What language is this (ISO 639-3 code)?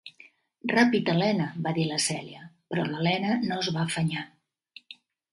cat